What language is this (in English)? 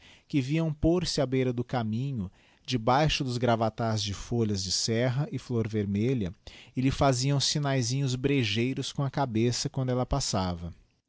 Portuguese